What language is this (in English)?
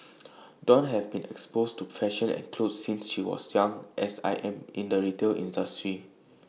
English